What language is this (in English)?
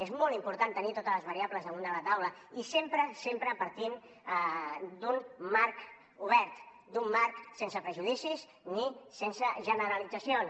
Catalan